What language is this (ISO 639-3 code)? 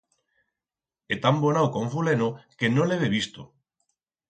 arg